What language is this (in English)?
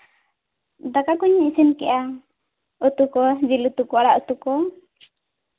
Santali